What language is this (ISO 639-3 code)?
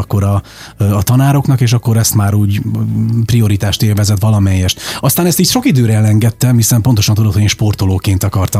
hun